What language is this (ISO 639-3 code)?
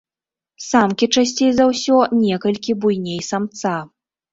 bel